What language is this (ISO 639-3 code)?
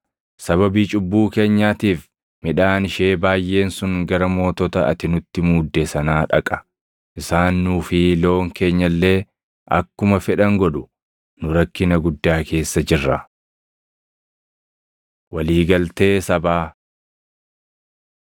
orm